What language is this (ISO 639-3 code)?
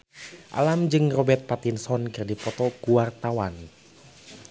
sun